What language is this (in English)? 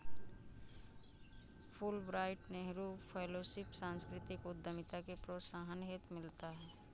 Hindi